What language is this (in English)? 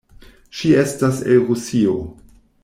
Esperanto